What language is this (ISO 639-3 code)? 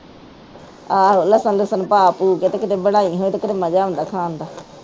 pan